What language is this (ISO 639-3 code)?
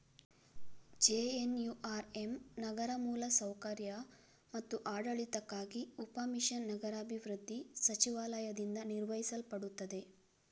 kan